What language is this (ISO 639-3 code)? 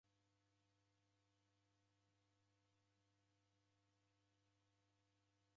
dav